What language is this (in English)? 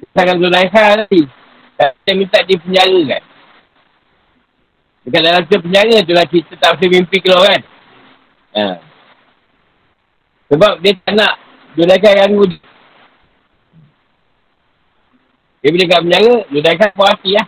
Malay